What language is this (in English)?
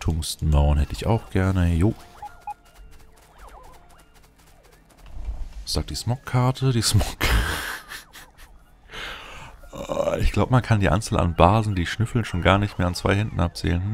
German